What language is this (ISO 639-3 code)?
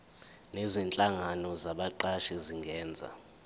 zul